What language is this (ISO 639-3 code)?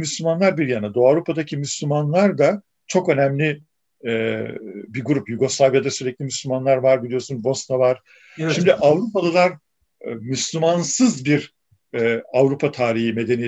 tur